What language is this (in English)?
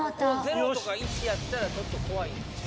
Japanese